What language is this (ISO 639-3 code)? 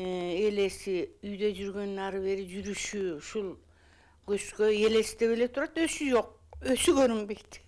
tur